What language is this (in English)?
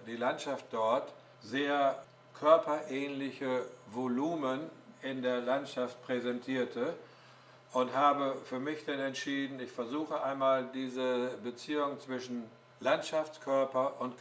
German